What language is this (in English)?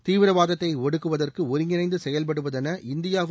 Tamil